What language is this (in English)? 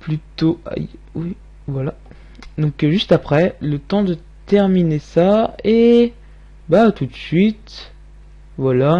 French